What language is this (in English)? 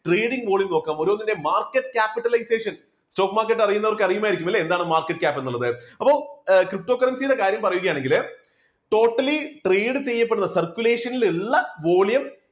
Malayalam